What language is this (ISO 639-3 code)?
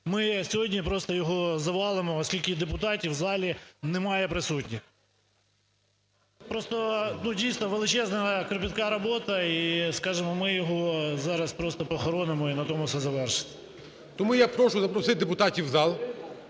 ukr